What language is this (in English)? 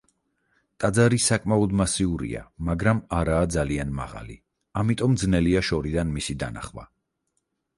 Georgian